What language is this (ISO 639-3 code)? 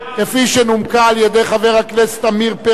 heb